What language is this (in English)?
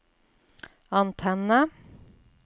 Norwegian